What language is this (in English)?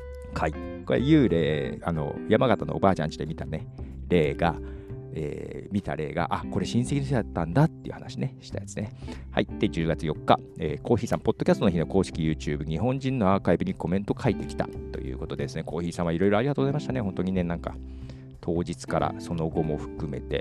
Japanese